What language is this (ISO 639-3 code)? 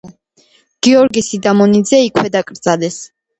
kat